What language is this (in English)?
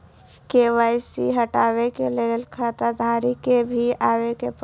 Maithili